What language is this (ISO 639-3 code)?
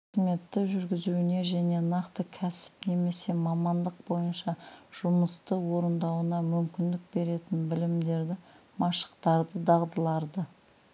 kaz